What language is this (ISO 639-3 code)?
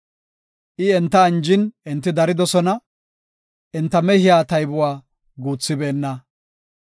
gof